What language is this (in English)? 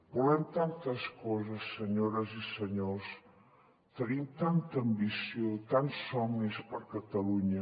Catalan